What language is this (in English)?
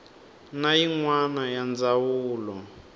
Tsonga